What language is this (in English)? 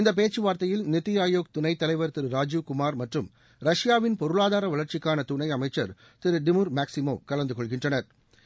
Tamil